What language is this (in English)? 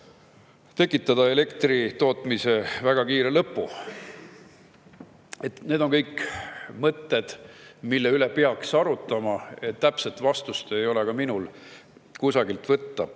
Estonian